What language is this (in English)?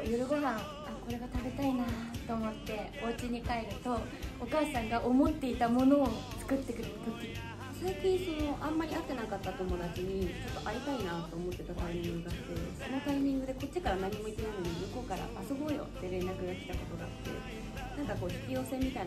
Japanese